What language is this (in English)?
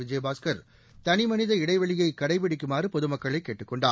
Tamil